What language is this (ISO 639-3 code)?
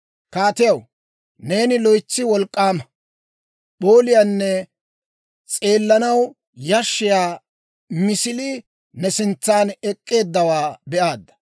dwr